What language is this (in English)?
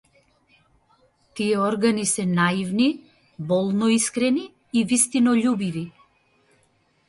Macedonian